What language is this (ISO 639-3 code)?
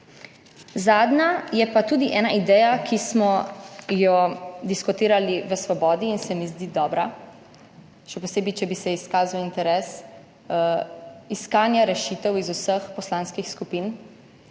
slv